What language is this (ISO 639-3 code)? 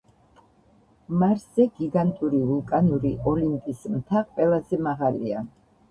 kat